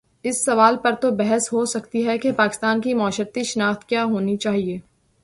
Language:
Urdu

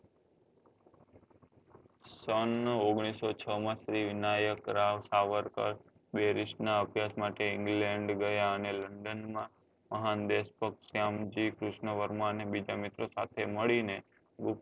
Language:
Gujarati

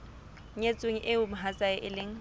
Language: Southern Sotho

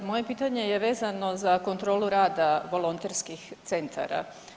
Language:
Croatian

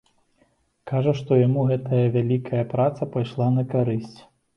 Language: Belarusian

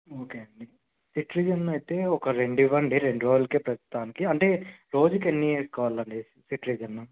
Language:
Telugu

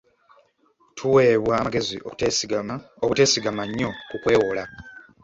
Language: Ganda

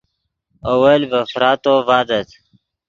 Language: Yidgha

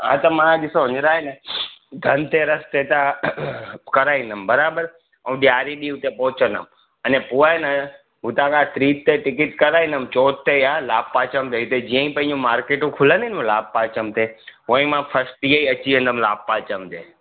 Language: Sindhi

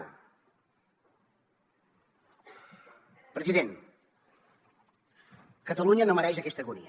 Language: Catalan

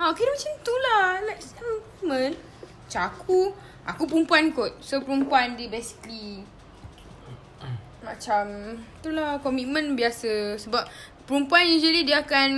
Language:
Malay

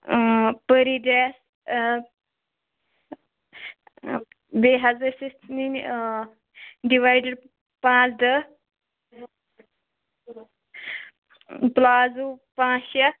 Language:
Kashmiri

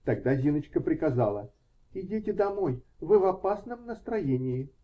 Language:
Russian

